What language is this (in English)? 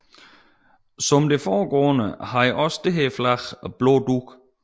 Danish